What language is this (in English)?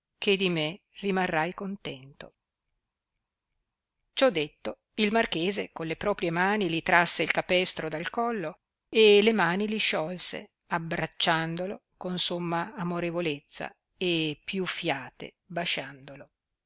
Italian